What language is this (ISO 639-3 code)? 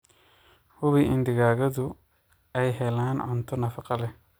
som